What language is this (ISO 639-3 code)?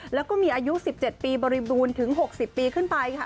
tha